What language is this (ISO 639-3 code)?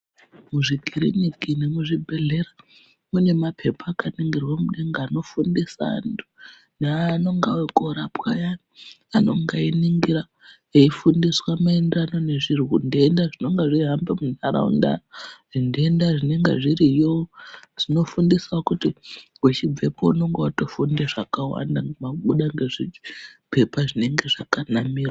ndc